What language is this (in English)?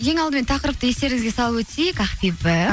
Kazakh